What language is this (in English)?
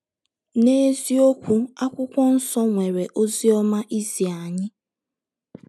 Igbo